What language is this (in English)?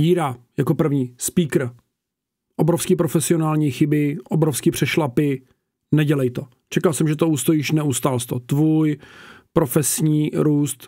Czech